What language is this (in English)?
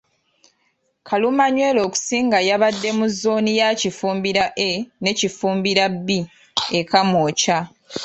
Ganda